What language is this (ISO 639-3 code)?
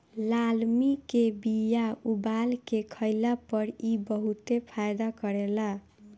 bho